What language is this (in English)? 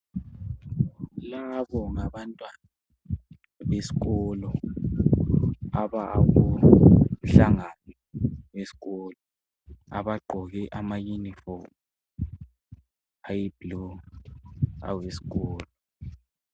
North Ndebele